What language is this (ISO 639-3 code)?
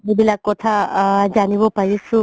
asm